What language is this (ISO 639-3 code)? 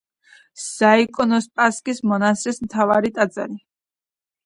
kat